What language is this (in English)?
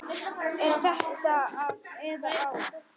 Icelandic